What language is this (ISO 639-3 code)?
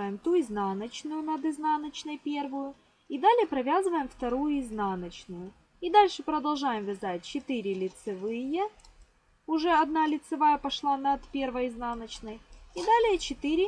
rus